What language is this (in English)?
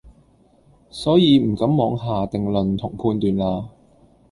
Cantonese